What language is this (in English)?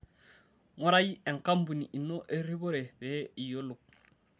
Masai